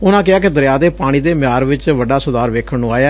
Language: Punjabi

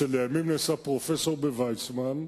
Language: Hebrew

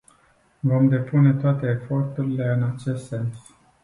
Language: Romanian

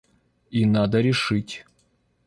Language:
Russian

